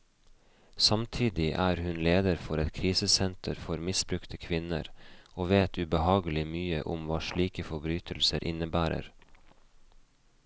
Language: Norwegian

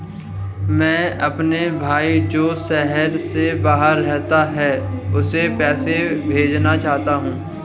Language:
Hindi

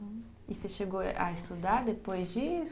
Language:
Portuguese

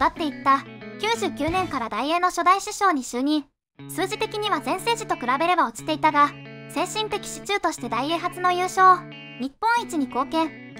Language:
Japanese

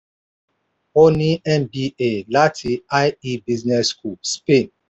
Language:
Yoruba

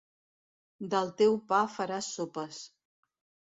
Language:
Catalan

